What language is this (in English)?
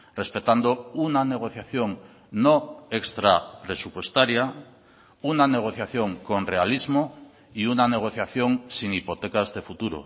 Spanish